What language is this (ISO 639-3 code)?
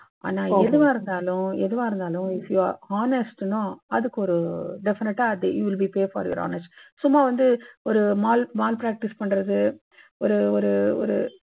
tam